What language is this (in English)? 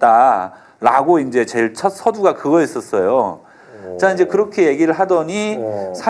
Korean